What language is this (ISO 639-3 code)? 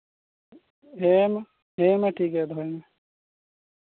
sat